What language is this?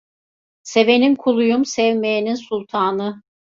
Turkish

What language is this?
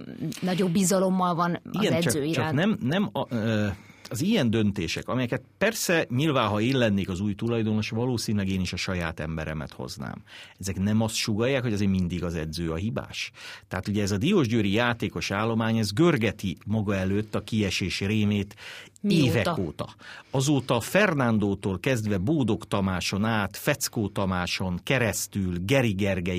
Hungarian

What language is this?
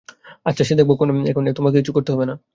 Bangla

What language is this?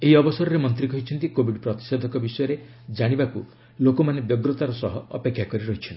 Odia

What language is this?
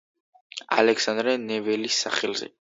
Georgian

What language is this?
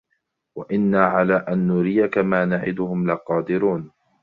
Arabic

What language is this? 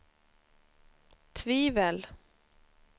Swedish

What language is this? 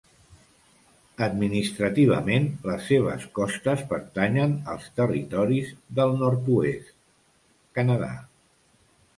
Catalan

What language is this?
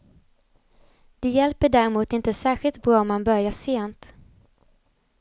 Swedish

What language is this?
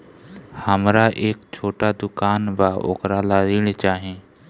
Bhojpuri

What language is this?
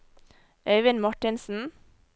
Norwegian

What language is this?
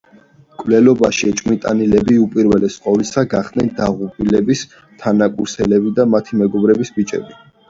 Georgian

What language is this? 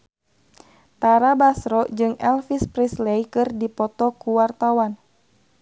Sundanese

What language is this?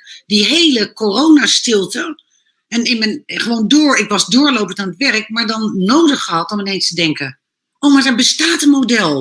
Dutch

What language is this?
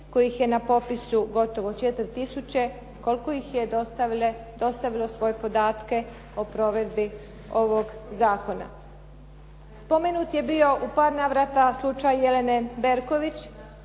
Croatian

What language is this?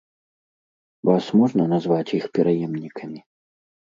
Belarusian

